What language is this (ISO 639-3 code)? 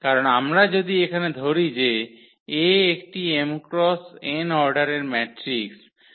ben